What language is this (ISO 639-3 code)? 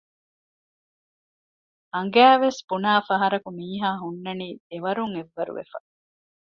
div